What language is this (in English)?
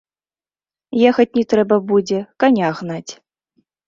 Belarusian